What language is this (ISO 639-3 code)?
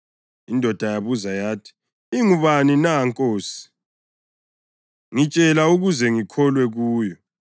nde